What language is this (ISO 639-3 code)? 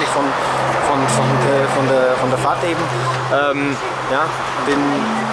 deu